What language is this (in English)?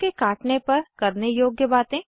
Hindi